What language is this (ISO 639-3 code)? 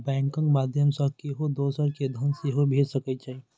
mai